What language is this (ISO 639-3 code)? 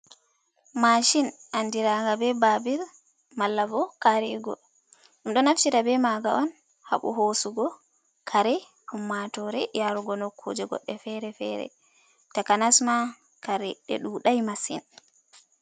ful